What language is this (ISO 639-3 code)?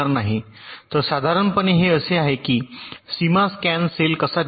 mar